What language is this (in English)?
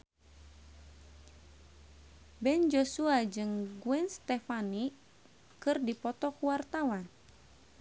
Sundanese